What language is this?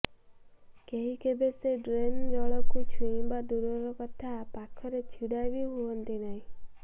Odia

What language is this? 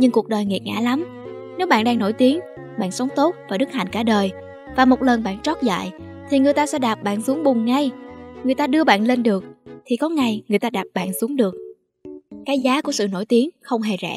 Vietnamese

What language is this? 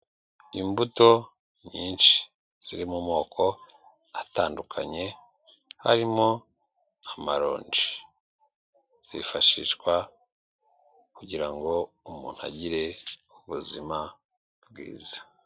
Kinyarwanda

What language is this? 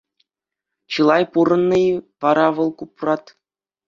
Chuvash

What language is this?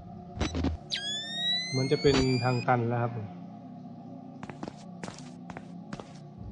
Thai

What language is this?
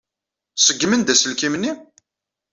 Kabyle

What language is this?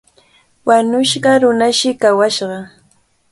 Cajatambo North Lima Quechua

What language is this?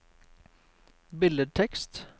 Norwegian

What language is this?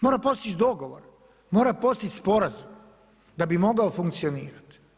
Croatian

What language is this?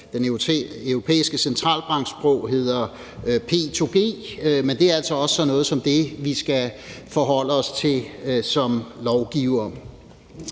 Danish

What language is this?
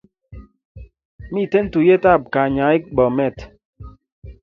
Kalenjin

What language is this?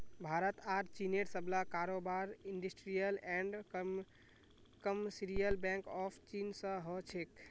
Magahi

